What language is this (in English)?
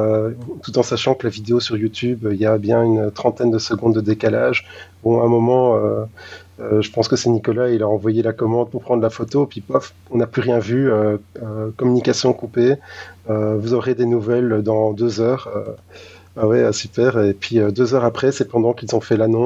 French